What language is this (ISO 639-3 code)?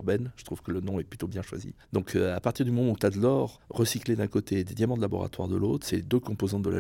fra